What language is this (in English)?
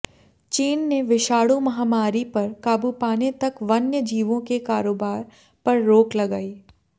Hindi